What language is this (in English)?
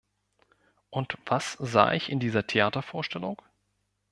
German